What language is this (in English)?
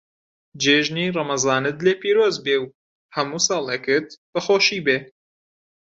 Central Kurdish